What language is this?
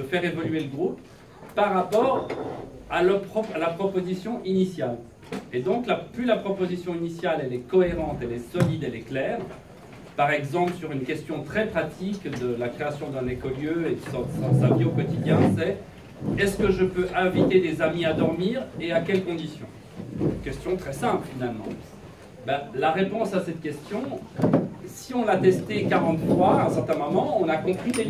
French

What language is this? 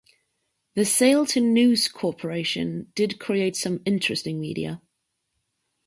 English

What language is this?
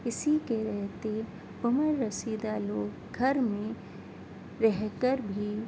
Urdu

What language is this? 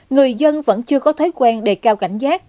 Vietnamese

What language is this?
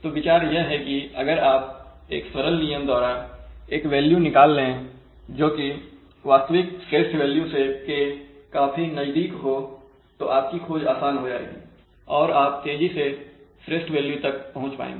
Hindi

